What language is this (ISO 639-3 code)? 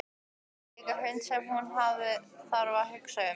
isl